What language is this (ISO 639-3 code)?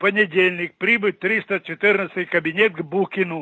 rus